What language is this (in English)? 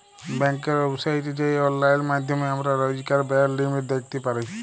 Bangla